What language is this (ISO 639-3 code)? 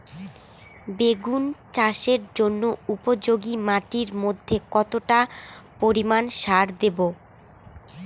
ben